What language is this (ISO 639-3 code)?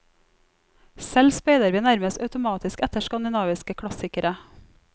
nor